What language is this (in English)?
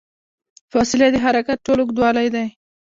Pashto